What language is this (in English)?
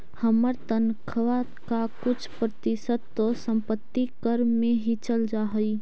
Magahi